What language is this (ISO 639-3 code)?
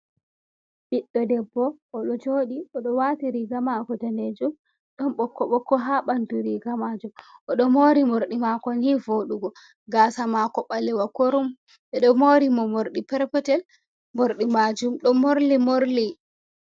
ful